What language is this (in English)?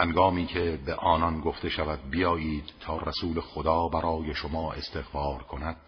Persian